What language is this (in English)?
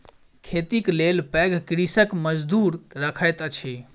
Maithili